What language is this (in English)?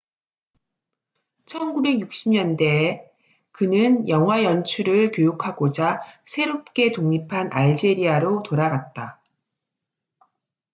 Korean